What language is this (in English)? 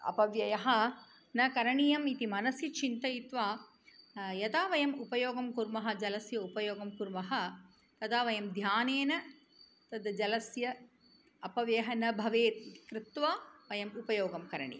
Sanskrit